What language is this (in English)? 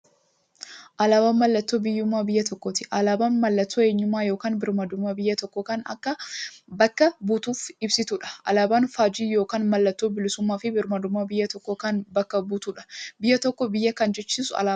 Oromo